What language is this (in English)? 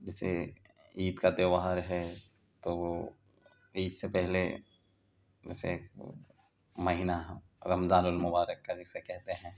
Urdu